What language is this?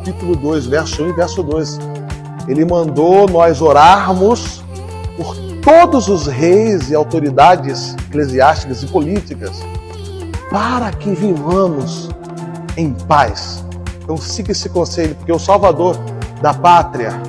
Portuguese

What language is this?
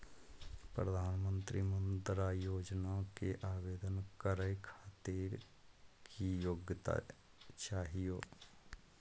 Magahi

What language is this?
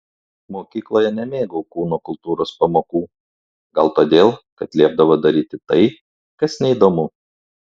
Lithuanian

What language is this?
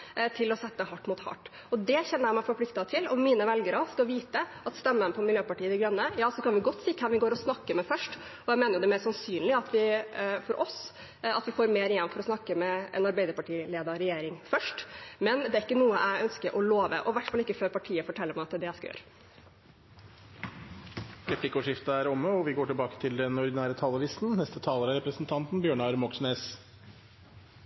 Norwegian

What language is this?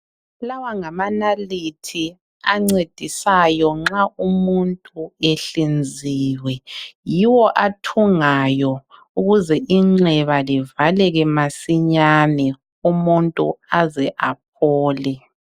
North Ndebele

